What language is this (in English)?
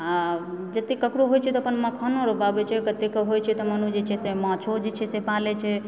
Maithili